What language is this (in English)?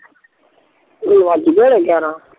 Punjabi